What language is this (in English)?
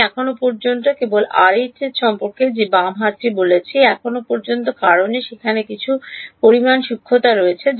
Bangla